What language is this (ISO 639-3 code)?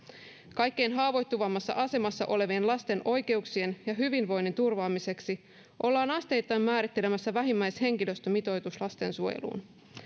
fin